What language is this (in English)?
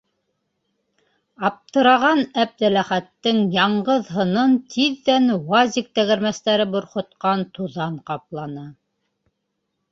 Bashkir